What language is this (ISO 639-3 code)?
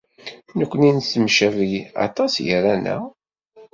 kab